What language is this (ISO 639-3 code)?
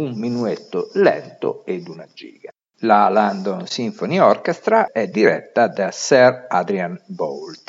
ita